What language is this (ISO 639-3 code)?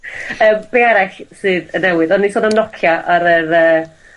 cym